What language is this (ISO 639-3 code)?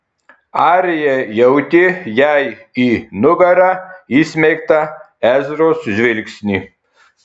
lit